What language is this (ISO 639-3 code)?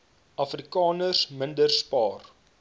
afr